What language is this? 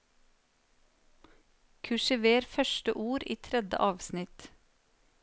Norwegian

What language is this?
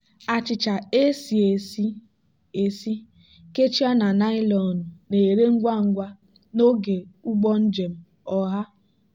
Igbo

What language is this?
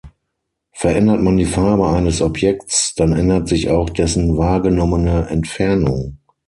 German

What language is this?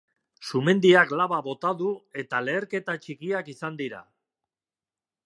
Basque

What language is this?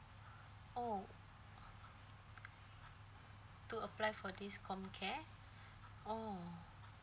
English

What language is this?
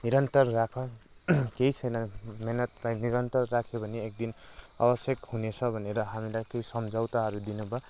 Nepali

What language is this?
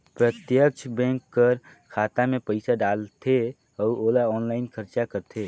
Chhattisgarhi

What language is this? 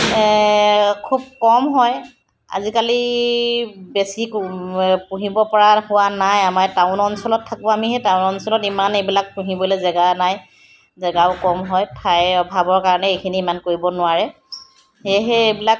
Assamese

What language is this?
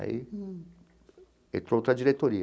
Portuguese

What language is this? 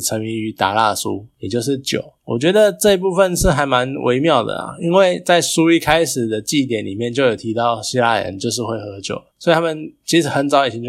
Chinese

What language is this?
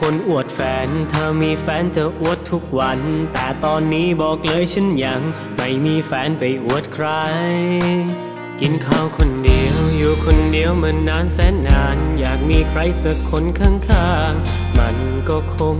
Thai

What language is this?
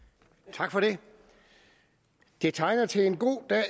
Danish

